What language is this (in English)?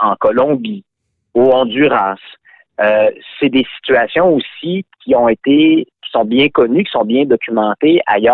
French